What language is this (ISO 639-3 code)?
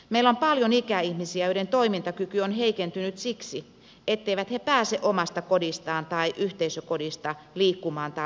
fin